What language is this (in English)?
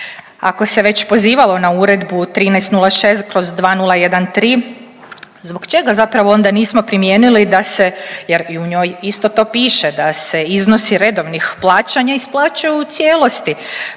Croatian